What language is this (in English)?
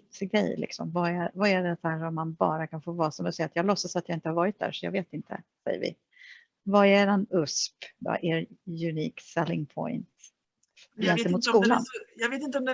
Swedish